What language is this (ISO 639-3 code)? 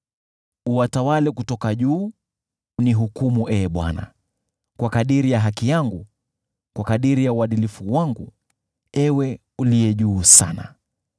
swa